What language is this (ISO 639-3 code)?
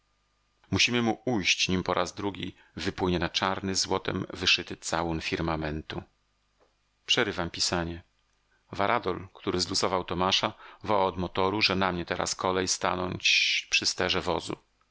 pol